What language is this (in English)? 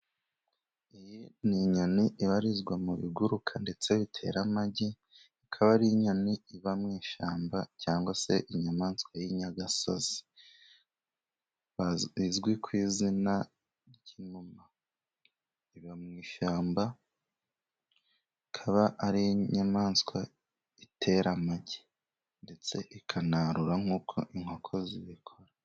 Kinyarwanda